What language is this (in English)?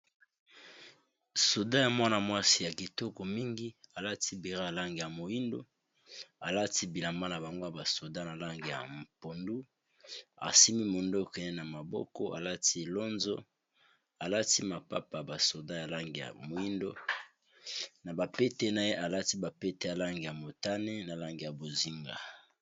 Lingala